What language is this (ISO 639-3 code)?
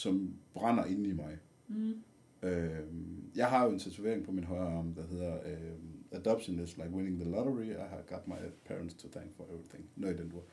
dan